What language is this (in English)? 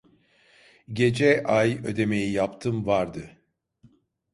Turkish